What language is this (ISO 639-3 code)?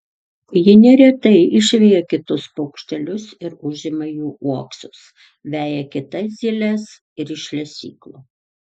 lit